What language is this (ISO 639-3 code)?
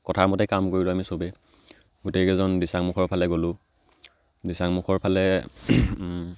asm